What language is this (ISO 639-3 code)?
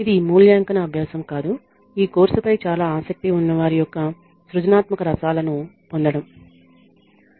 tel